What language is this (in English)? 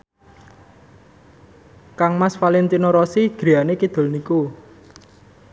Javanese